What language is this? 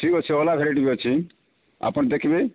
Odia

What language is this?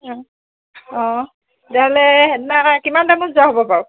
Assamese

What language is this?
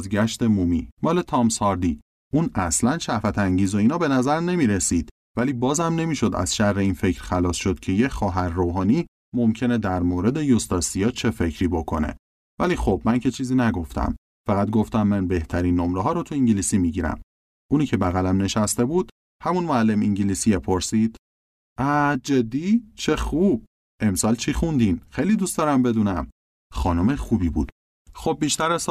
Persian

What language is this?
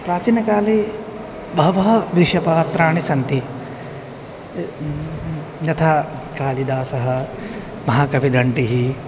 Sanskrit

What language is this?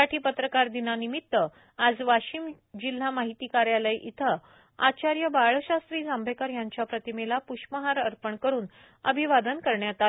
Marathi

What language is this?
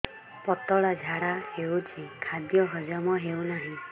Odia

